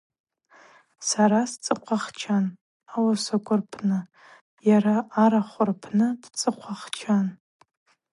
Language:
Abaza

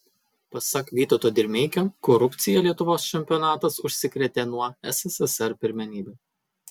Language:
Lithuanian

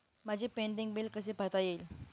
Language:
Marathi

